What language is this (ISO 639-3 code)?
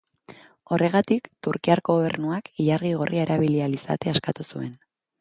eus